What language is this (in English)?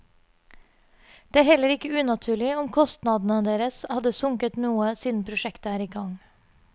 Norwegian